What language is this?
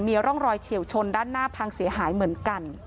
Thai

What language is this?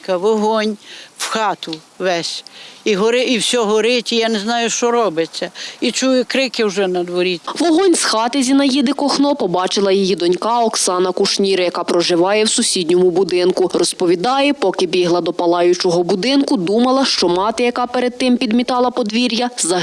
Ukrainian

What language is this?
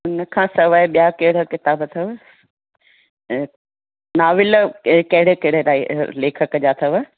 Sindhi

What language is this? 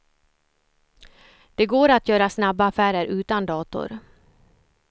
Swedish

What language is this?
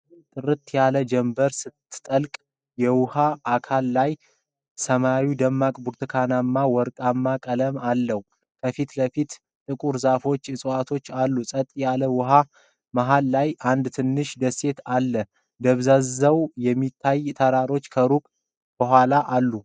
Amharic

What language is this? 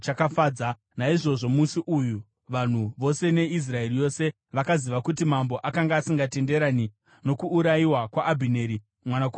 Shona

